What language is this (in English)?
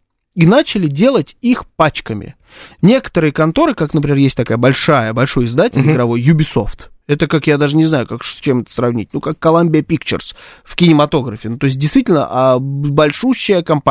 Russian